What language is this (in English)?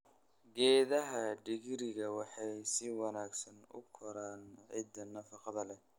Somali